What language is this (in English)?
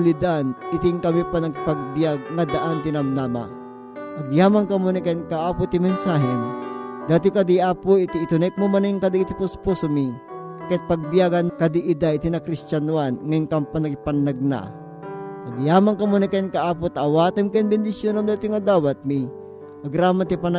Filipino